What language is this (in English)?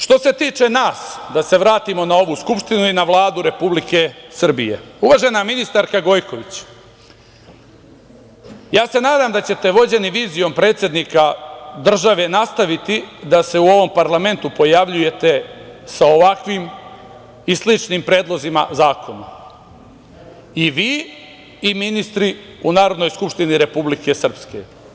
Serbian